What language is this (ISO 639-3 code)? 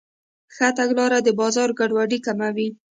pus